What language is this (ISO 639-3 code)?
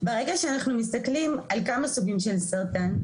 heb